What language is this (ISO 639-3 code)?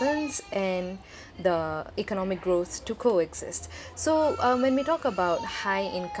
eng